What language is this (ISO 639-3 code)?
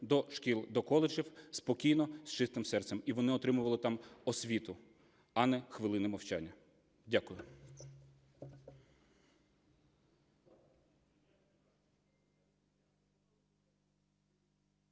ukr